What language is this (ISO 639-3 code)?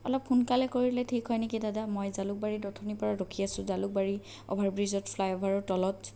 asm